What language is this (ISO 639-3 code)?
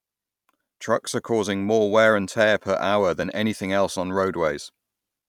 eng